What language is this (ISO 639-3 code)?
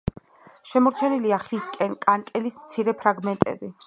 kat